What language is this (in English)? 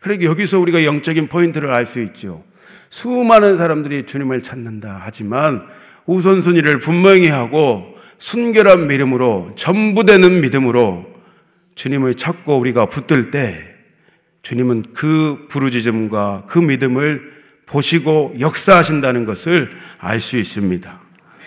Korean